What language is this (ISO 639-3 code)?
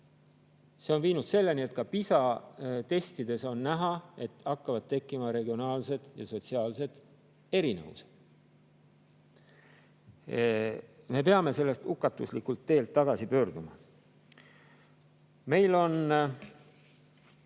est